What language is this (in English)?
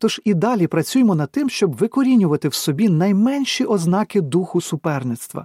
Ukrainian